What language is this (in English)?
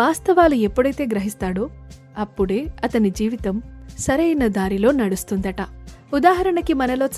Telugu